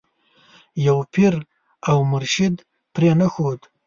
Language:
Pashto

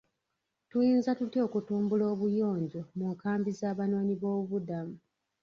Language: Ganda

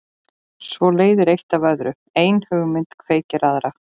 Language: Icelandic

